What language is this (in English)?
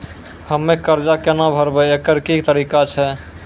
Maithili